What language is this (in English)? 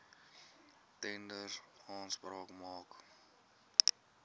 Afrikaans